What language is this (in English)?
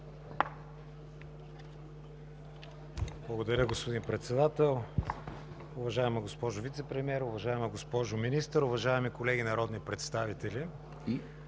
Bulgarian